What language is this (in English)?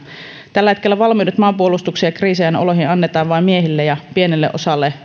Finnish